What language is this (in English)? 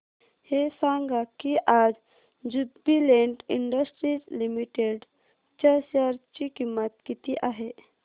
Marathi